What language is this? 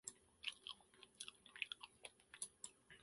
Japanese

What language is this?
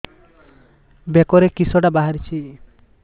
Odia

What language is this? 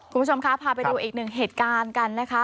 Thai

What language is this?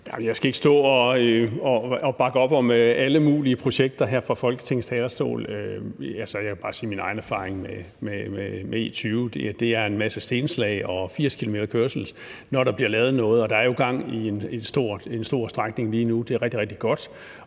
Danish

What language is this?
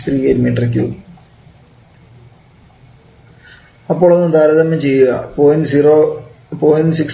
Malayalam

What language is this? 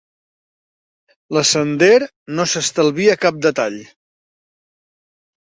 Catalan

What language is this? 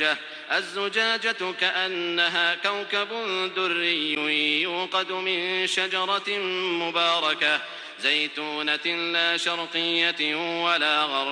Arabic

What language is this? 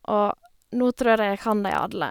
Norwegian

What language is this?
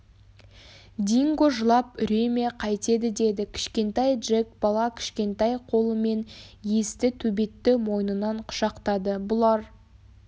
Kazakh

